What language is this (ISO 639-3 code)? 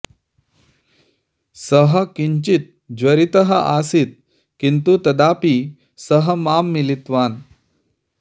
san